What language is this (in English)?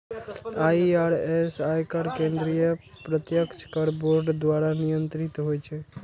Maithili